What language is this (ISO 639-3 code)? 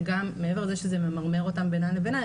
heb